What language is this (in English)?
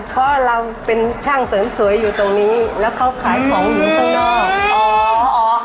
Thai